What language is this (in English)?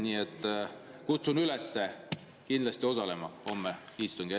Estonian